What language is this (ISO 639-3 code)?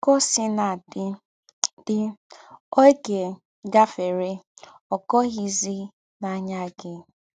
ibo